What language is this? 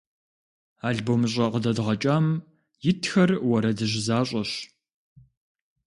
Kabardian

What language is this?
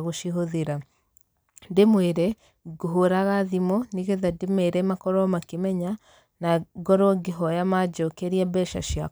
Kikuyu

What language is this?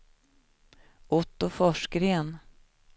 Swedish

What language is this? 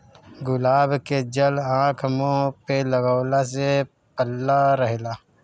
Bhojpuri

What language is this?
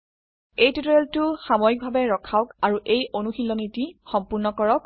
Assamese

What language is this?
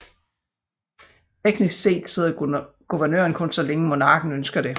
Danish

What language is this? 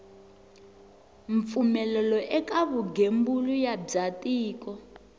Tsonga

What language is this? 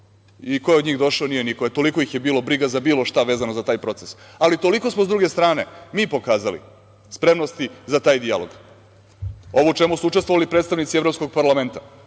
Serbian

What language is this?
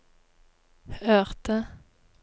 Norwegian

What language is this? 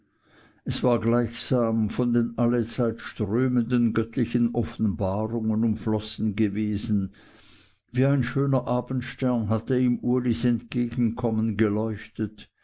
German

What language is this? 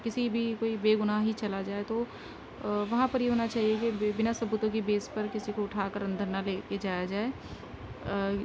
Urdu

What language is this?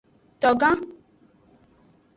Aja (Benin)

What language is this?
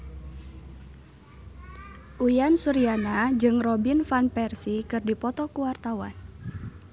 Sundanese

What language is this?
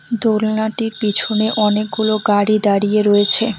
Bangla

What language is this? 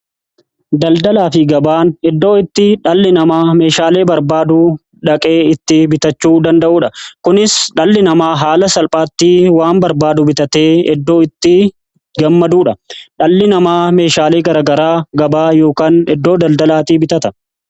Oromo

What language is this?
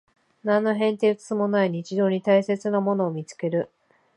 Japanese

